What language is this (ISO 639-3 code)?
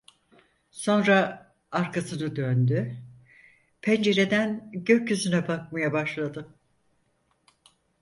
tur